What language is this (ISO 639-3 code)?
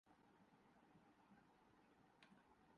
urd